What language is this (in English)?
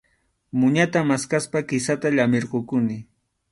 Arequipa-La Unión Quechua